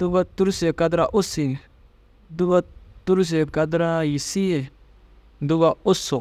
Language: Dazaga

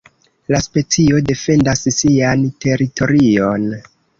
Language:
Esperanto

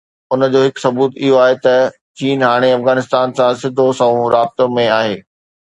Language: Sindhi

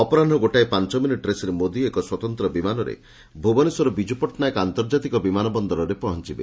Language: Odia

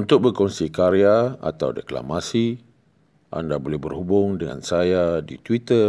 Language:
Malay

